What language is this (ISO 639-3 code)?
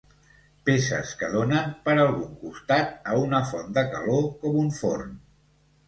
cat